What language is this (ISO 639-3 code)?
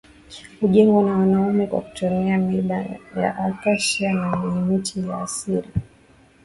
swa